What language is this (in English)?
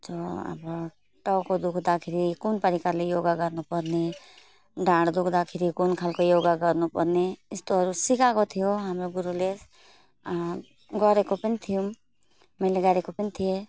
Nepali